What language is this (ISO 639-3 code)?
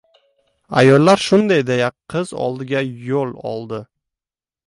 uzb